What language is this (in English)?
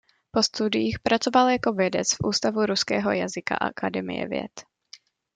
Czech